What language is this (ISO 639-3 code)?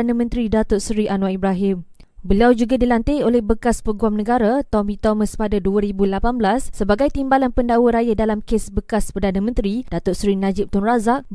msa